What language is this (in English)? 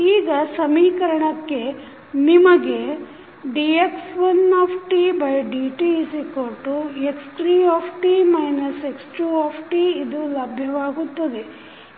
Kannada